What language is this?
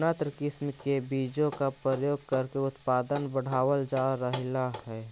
Magahi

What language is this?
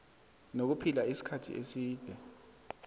South Ndebele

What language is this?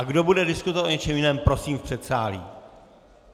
Czech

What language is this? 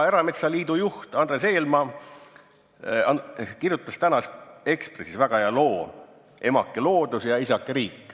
Estonian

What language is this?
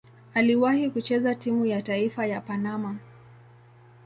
Swahili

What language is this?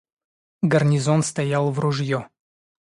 Russian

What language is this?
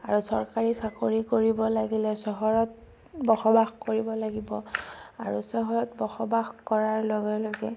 Assamese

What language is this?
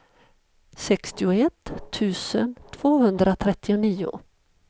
Swedish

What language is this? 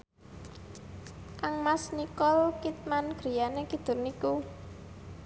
Javanese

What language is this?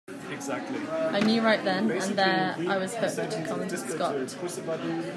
English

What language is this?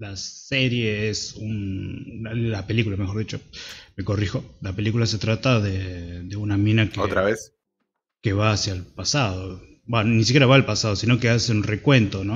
Spanish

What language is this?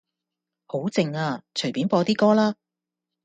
Cantonese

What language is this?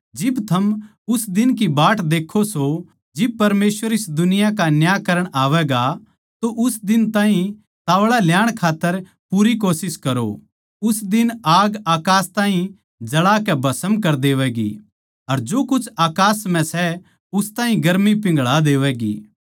Haryanvi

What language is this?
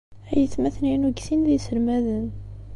Kabyle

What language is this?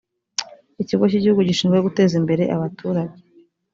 Kinyarwanda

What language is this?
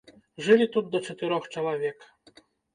Belarusian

